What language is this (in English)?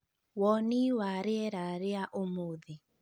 Kikuyu